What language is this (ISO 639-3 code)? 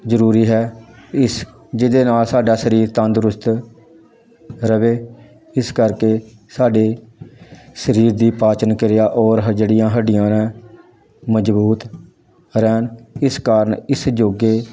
pan